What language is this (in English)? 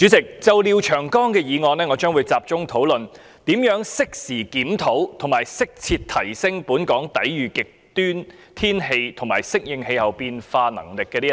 Cantonese